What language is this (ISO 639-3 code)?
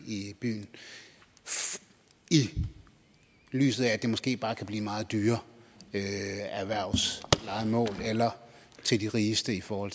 dan